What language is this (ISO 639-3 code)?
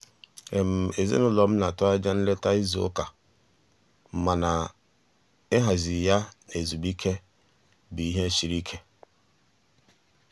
ibo